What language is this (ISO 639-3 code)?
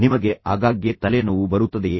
kan